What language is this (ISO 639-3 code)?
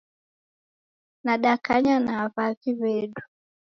dav